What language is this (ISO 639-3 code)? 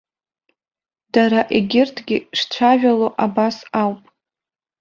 abk